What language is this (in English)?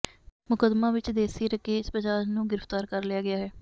Punjabi